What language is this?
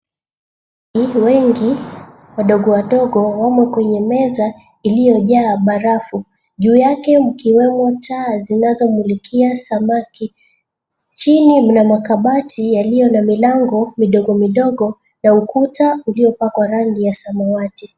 Swahili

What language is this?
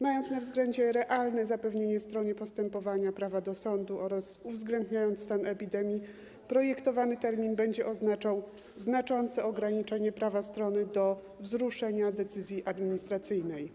Polish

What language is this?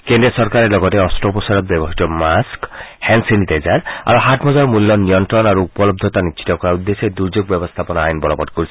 Assamese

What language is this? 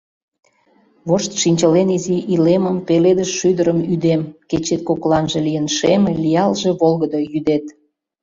Mari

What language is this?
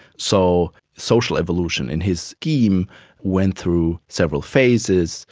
English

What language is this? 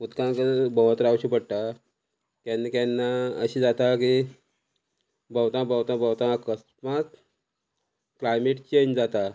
Konkani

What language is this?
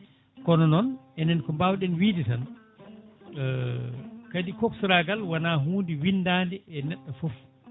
Fula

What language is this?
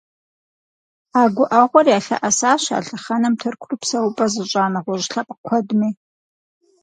Kabardian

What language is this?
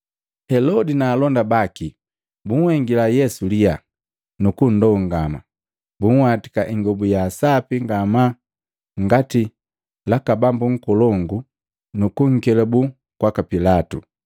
Matengo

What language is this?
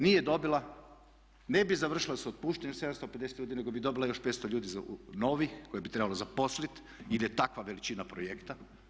Croatian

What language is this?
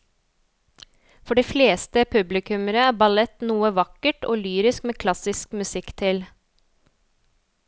Norwegian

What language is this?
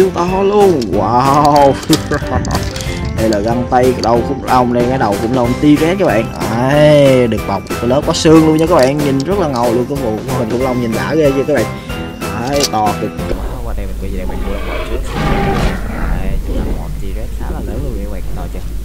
Vietnamese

